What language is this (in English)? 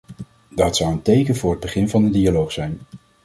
Dutch